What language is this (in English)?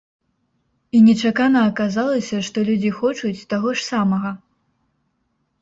Belarusian